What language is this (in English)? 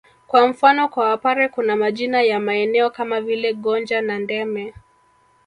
Swahili